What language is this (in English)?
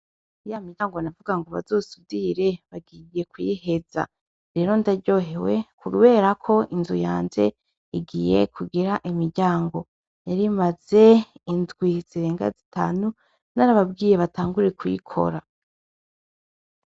Rundi